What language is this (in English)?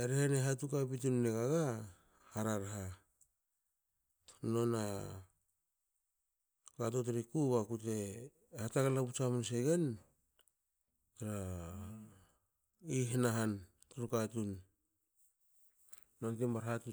Hakö